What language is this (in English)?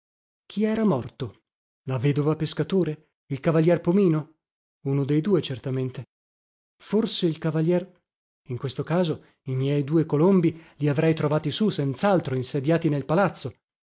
Italian